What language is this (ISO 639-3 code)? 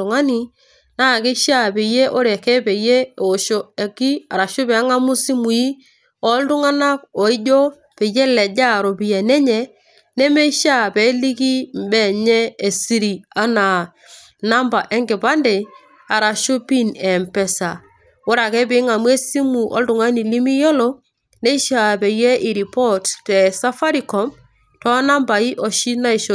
mas